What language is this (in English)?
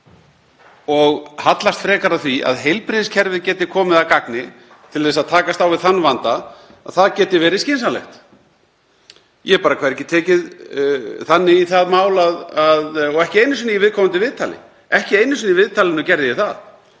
Icelandic